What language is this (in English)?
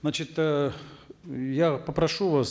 Kazakh